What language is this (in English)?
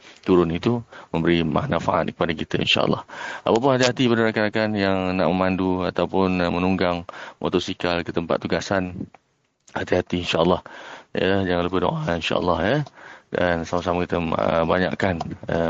Malay